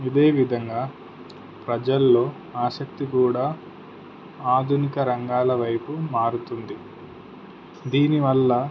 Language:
Telugu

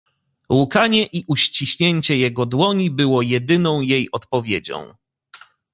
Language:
Polish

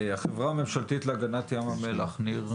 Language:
Hebrew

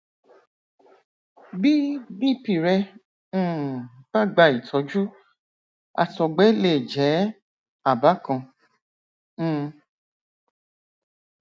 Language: Yoruba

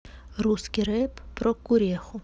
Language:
Russian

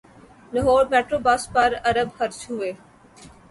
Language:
Urdu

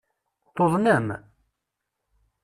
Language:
Kabyle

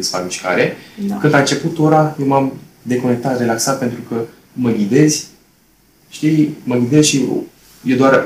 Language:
Romanian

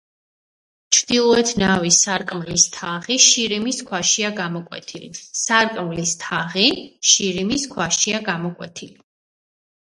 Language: Georgian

